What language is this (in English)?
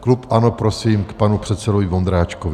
Czech